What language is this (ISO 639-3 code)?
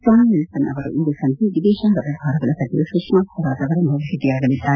kan